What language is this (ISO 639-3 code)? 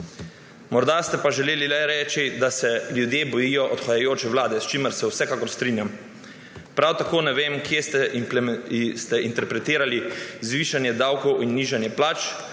slv